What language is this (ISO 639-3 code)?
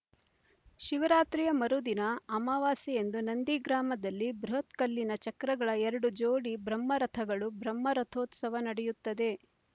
kan